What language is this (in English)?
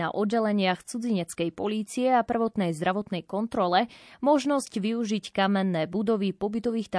Slovak